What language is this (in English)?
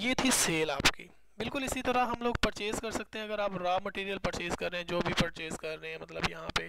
Hindi